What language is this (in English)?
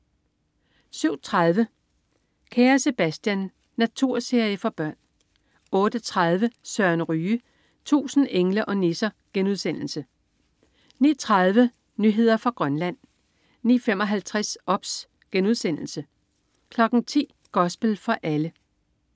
Danish